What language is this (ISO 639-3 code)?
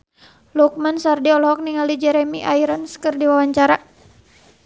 sun